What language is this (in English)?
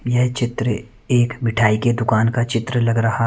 Hindi